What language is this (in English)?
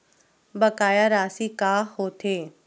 Chhattisgarhi